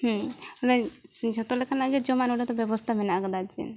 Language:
Santali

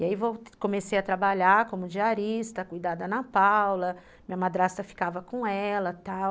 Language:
Portuguese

